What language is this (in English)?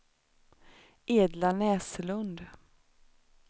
Swedish